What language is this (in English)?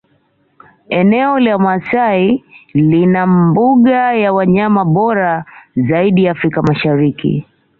Swahili